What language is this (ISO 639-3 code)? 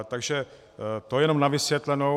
ces